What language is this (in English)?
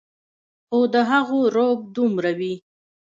Pashto